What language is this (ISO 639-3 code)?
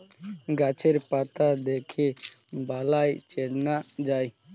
ben